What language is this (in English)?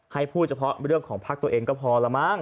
Thai